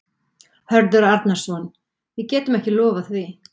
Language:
Icelandic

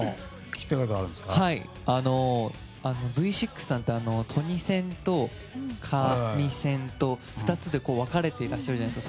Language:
Japanese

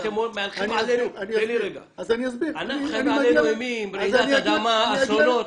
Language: Hebrew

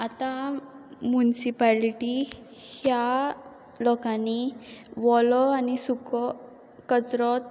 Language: Konkani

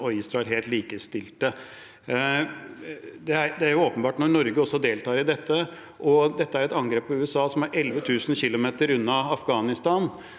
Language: Norwegian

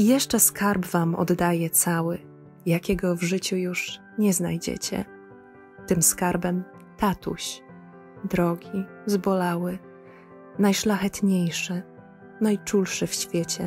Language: Polish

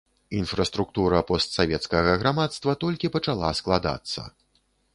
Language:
Belarusian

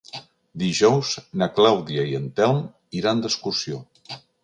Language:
Catalan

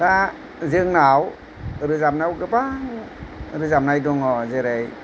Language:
Bodo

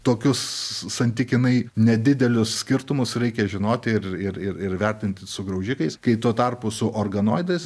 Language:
Lithuanian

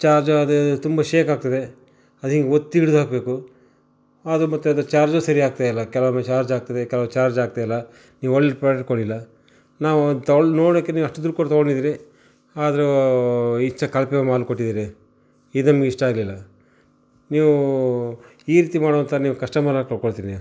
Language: Kannada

